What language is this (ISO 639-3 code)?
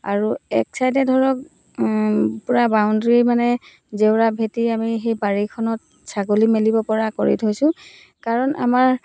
asm